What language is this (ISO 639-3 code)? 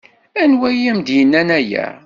kab